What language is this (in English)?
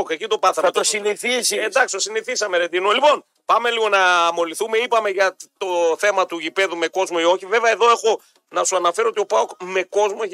Greek